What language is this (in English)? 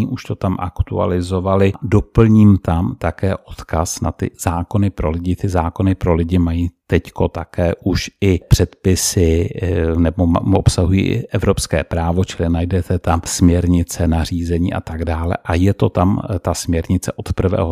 Czech